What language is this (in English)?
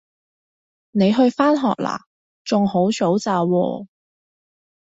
Cantonese